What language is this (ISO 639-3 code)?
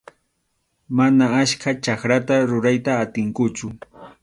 qxu